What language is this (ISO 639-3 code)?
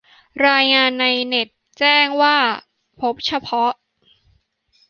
tha